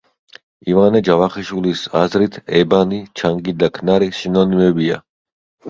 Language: Georgian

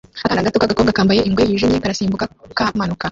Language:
Kinyarwanda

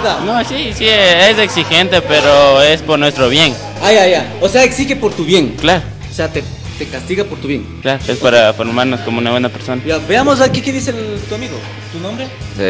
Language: Spanish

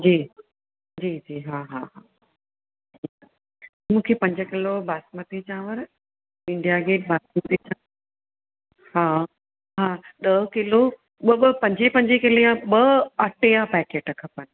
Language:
Sindhi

